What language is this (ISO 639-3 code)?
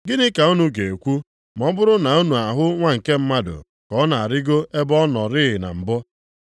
ibo